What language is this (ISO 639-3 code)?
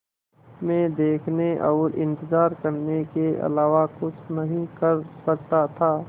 hin